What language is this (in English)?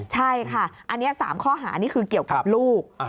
Thai